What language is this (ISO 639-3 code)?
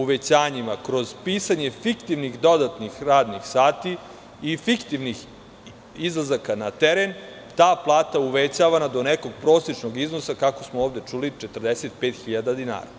srp